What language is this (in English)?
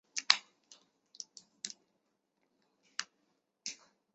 Chinese